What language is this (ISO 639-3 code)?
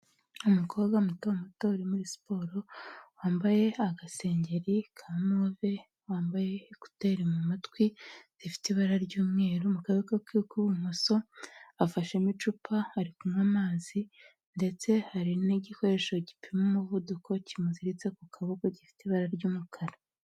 kin